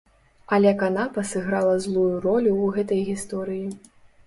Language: Belarusian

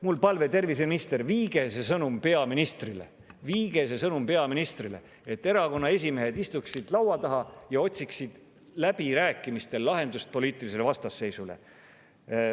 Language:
Estonian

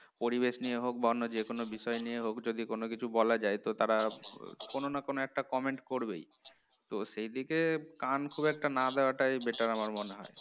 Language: Bangla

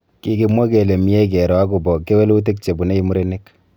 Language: Kalenjin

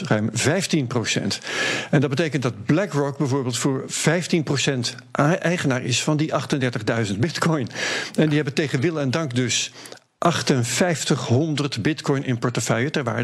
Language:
Dutch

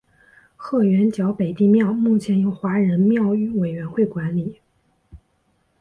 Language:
Chinese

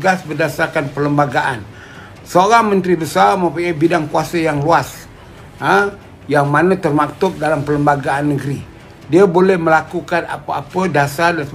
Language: Malay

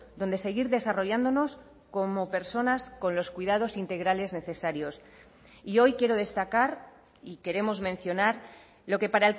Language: Spanish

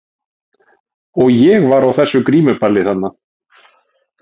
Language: Icelandic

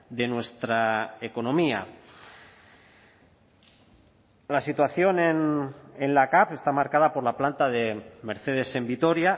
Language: Spanish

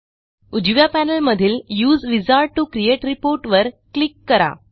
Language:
Marathi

